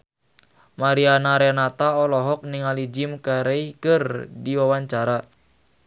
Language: Sundanese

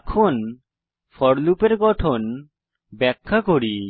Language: Bangla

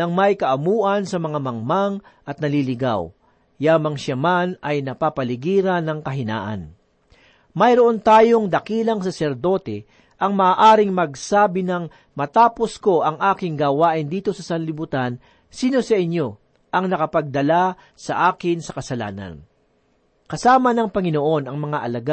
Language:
Filipino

